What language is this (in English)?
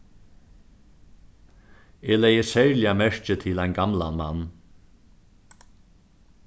Faroese